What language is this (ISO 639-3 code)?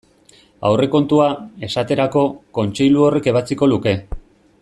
eus